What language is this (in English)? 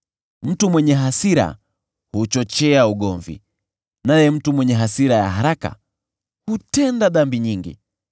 Swahili